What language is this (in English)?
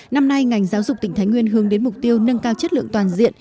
Vietnamese